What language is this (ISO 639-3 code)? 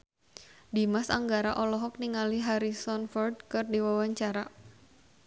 sun